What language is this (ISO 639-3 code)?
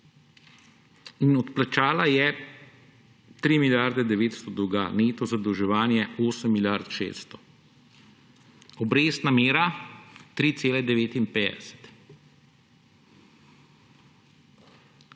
slv